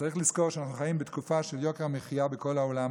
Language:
Hebrew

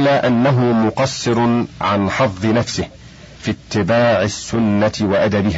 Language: Arabic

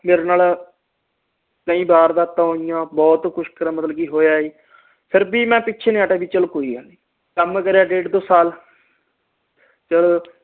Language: Punjabi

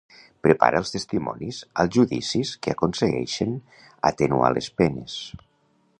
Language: Catalan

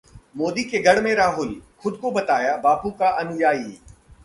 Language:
Hindi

